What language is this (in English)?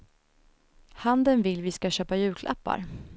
Swedish